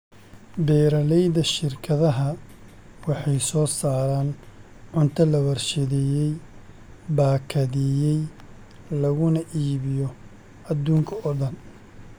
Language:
Somali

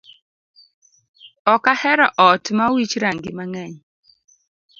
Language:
Luo (Kenya and Tanzania)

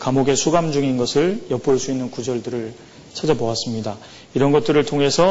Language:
Korean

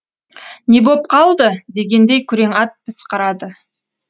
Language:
Kazakh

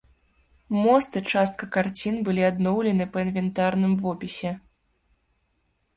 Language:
Belarusian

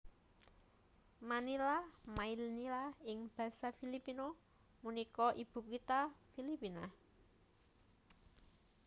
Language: Javanese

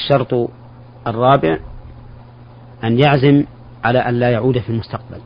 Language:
Arabic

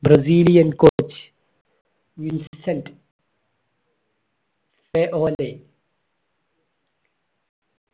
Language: Malayalam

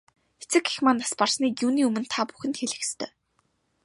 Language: Mongolian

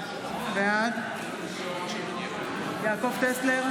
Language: Hebrew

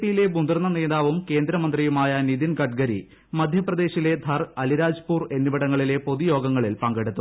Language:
Malayalam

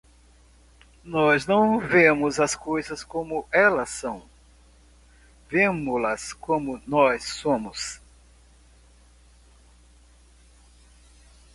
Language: Portuguese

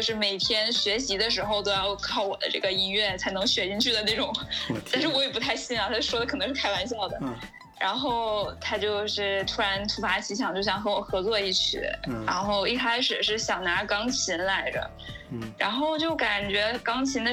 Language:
Chinese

